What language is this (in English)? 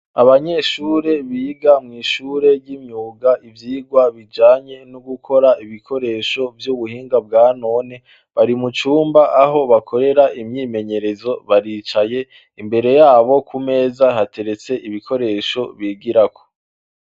Rundi